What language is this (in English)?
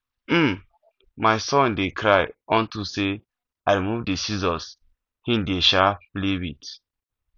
Nigerian Pidgin